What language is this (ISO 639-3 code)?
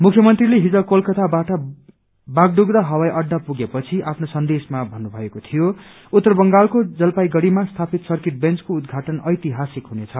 nep